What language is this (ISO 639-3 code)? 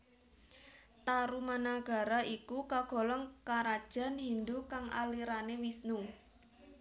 jav